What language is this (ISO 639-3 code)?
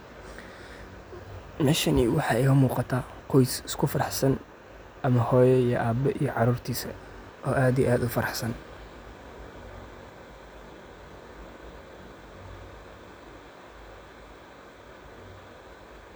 som